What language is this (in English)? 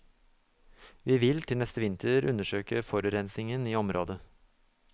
Norwegian